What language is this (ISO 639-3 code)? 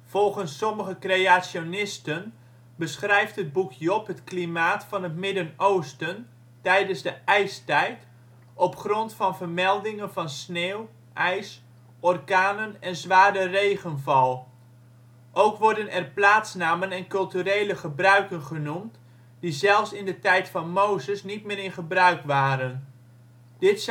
nld